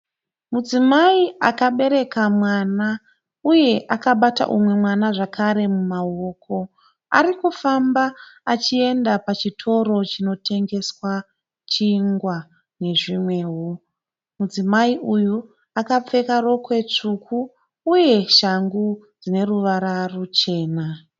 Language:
Shona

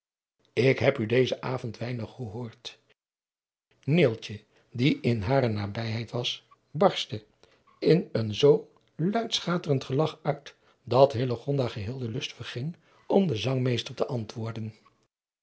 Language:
Dutch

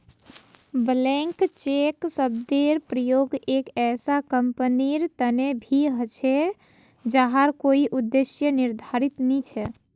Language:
Magahi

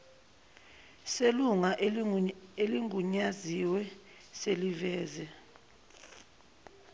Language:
Zulu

